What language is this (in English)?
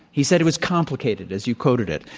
English